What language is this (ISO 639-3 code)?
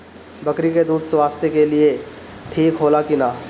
bho